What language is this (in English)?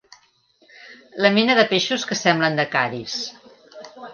Catalan